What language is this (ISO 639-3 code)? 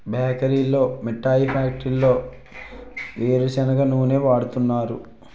tel